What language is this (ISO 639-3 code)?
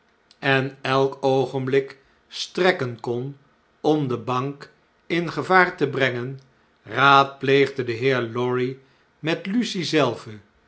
nld